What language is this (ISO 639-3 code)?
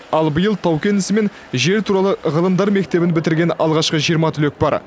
kaz